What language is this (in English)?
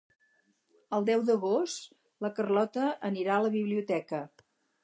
Catalan